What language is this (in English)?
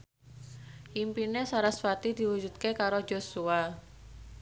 Javanese